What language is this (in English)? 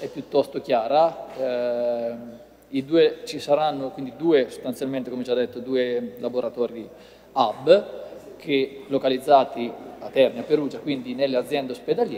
Italian